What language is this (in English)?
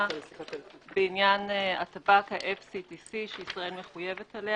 Hebrew